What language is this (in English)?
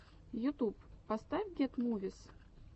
Russian